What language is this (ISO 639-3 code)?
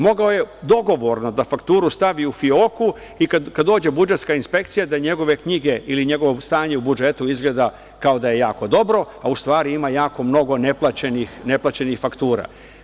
srp